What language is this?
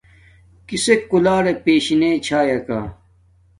Domaaki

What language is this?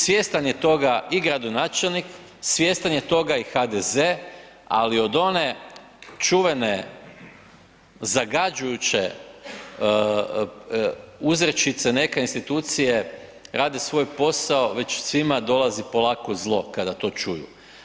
Croatian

